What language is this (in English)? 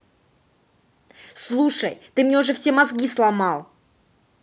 Russian